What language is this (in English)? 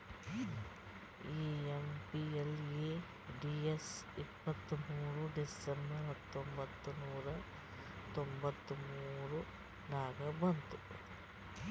Kannada